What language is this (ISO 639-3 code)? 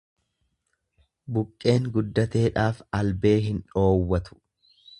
orm